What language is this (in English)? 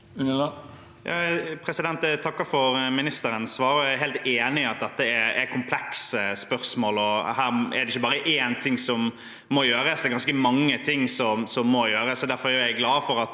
Norwegian